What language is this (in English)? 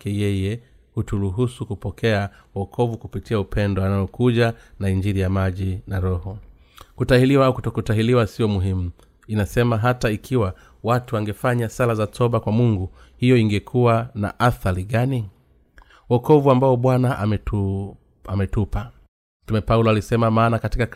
Swahili